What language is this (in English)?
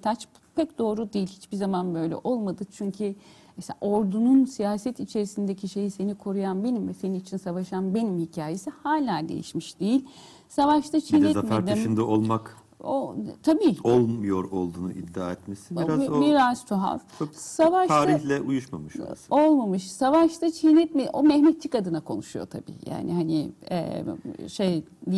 Turkish